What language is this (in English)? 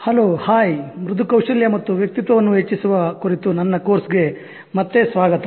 Kannada